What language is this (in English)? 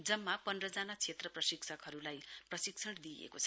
Nepali